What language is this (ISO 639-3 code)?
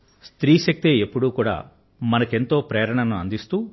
tel